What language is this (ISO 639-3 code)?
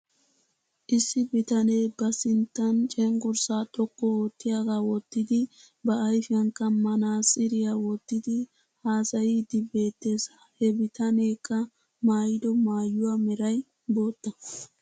wal